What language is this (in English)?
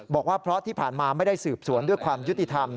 Thai